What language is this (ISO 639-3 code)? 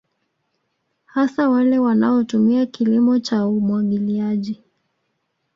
swa